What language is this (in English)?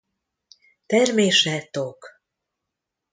Hungarian